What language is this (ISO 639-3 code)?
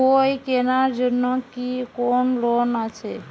ben